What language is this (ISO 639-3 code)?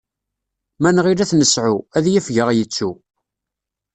kab